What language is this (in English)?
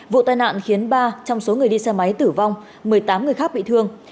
Vietnamese